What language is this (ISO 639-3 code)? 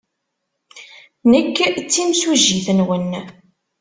kab